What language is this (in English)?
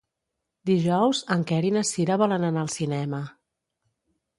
Catalan